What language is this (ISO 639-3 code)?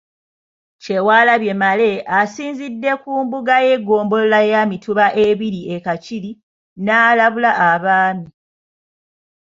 lug